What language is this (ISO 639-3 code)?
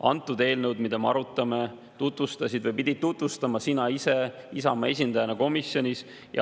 est